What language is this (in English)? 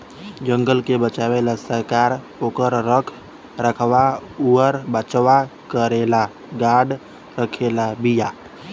Bhojpuri